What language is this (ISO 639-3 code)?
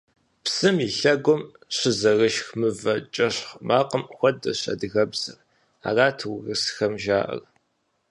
kbd